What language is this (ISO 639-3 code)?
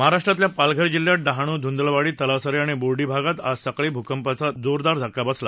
mar